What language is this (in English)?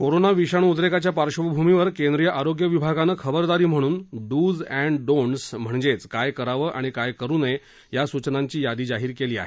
Marathi